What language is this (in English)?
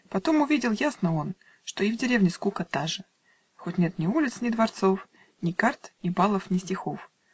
Russian